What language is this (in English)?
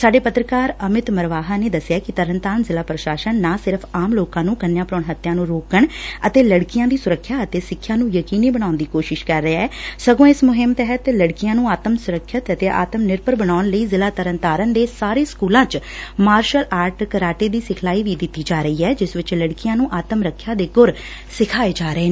Punjabi